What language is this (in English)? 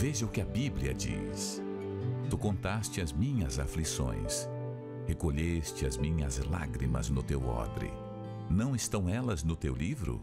Portuguese